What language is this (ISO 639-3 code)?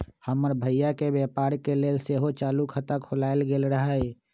mag